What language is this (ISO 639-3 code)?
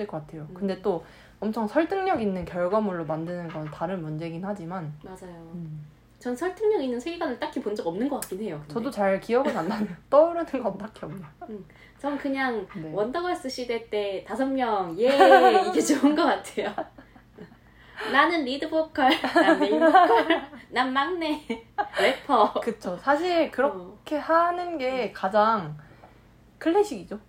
kor